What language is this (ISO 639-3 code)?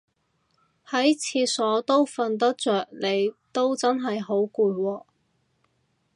yue